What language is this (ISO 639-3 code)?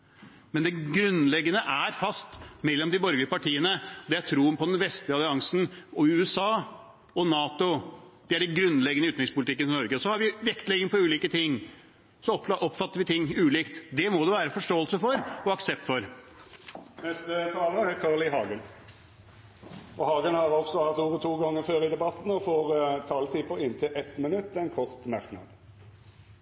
nor